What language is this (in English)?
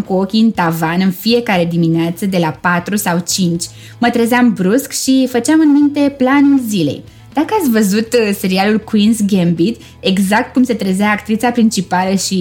Romanian